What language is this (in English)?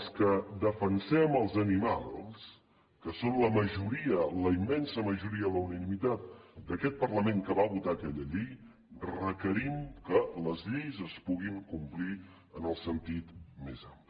Catalan